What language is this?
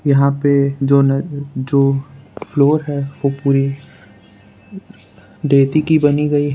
Hindi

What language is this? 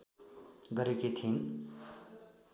Nepali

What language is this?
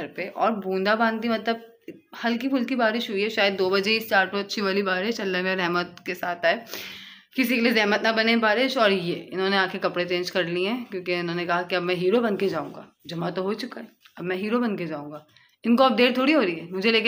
Hindi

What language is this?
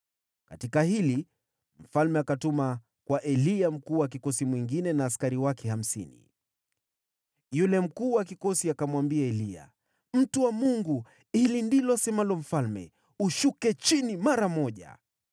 Swahili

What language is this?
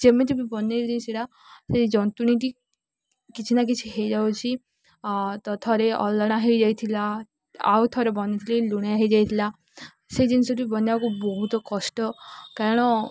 Odia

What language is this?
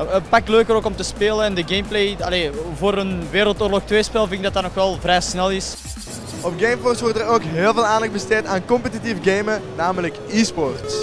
Dutch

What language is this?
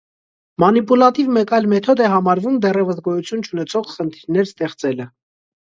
Armenian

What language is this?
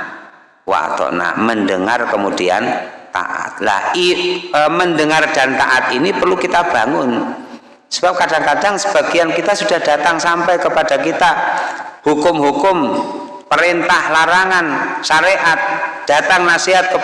Indonesian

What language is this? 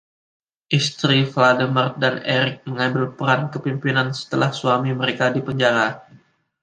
Indonesian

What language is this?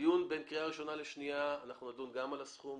Hebrew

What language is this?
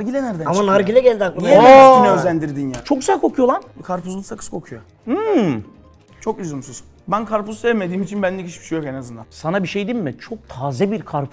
Turkish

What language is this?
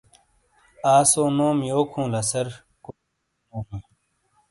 Shina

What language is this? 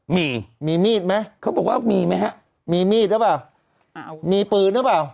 Thai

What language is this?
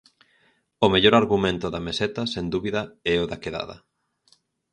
Galician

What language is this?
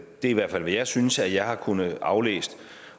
Danish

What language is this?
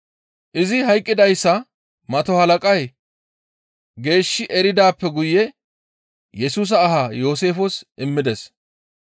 Gamo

